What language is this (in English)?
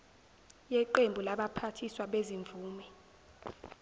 Zulu